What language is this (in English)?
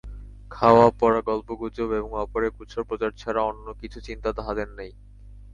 Bangla